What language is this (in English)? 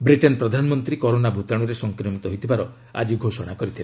Odia